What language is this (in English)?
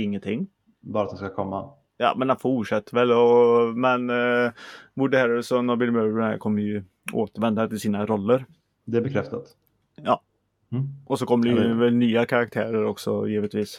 Swedish